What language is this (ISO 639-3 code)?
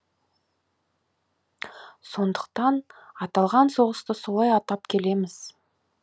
kaz